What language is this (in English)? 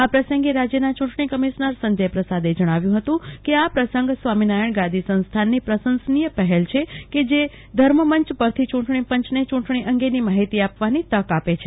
Gujarati